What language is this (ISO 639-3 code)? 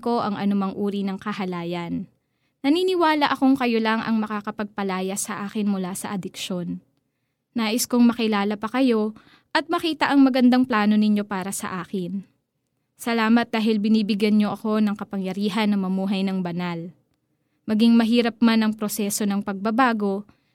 fil